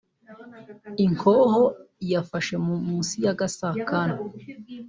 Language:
Kinyarwanda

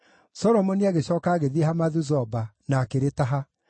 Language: Kikuyu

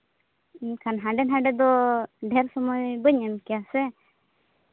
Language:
Santali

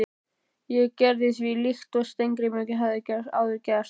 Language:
Icelandic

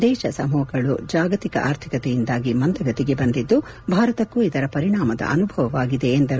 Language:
Kannada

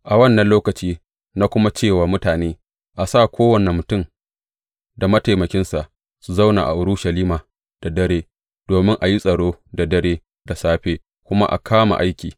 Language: Hausa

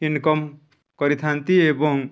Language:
Odia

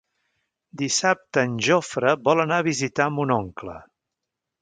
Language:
Catalan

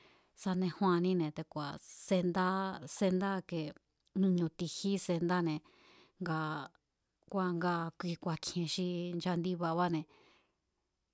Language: Mazatlán Mazatec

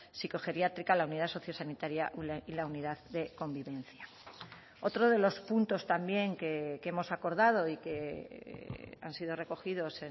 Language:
Spanish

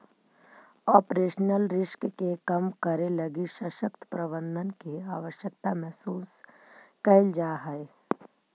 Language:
Magahi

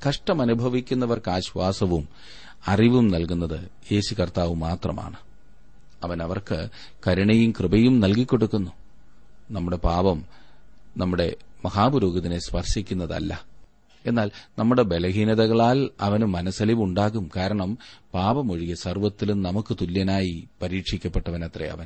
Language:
Malayalam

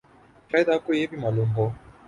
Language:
Urdu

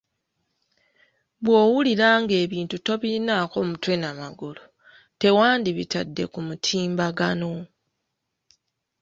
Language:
Ganda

